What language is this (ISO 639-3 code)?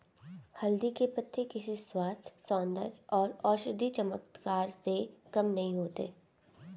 hin